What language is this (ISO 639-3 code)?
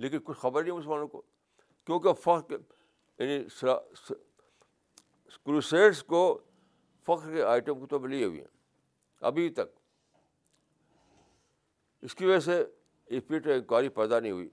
urd